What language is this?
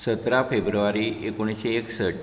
Konkani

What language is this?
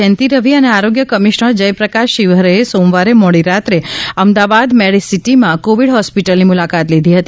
Gujarati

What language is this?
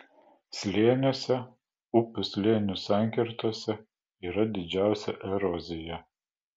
Lithuanian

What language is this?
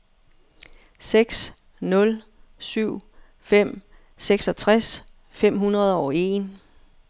Danish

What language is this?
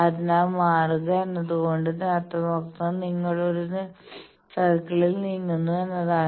Malayalam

